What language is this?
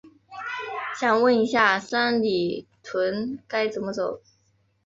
Chinese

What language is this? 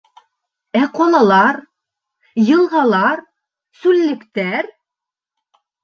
Bashkir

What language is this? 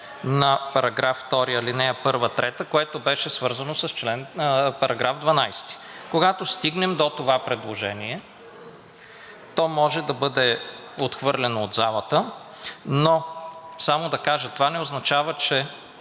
Bulgarian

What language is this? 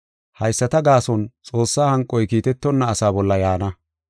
Gofa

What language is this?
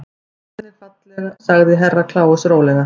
Icelandic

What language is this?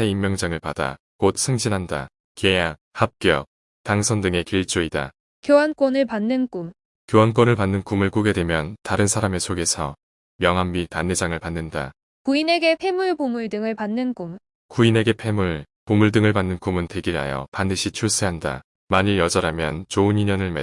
Korean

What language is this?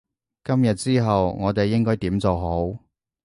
Cantonese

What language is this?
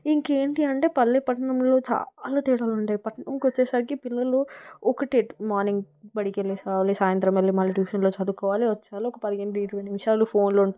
Telugu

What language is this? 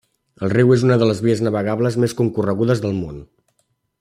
Catalan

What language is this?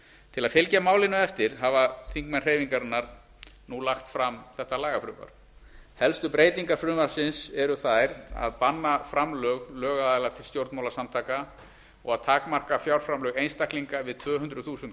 Icelandic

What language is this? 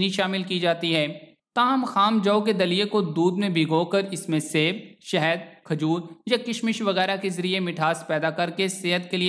Indonesian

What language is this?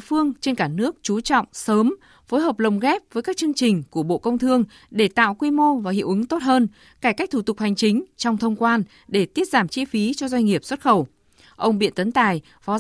Vietnamese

